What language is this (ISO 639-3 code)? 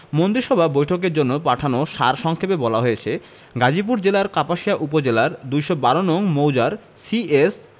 ben